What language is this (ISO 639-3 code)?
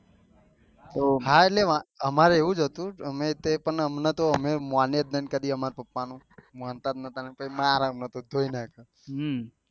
guj